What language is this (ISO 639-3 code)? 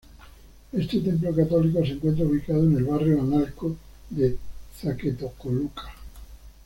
spa